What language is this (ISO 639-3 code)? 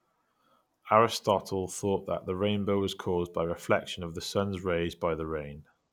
eng